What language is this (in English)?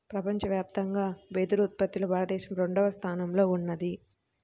Telugu